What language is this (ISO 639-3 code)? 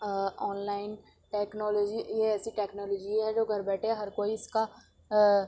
urd